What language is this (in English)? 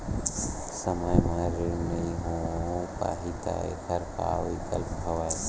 Chhattisgarhi